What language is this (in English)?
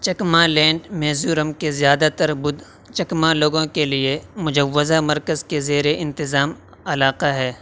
Urdu